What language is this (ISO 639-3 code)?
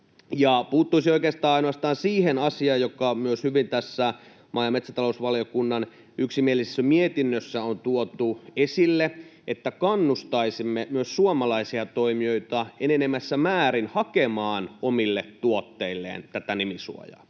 fin